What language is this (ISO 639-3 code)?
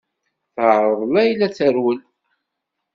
kab